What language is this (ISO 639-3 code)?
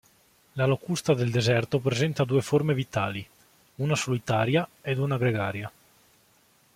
ita